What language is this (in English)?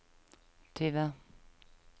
Norwegian